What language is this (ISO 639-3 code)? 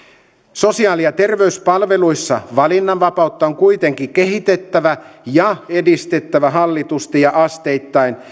fin